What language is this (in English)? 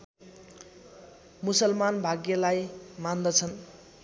Nepali